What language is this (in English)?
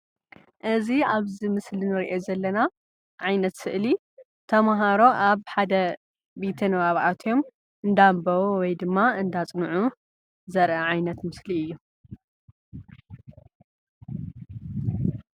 Tigrinya